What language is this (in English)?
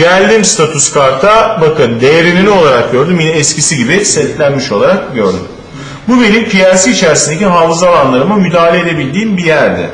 Turkish